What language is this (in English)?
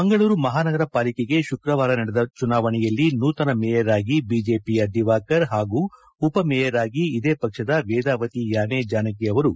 Kannada